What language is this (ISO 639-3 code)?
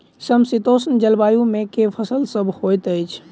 mai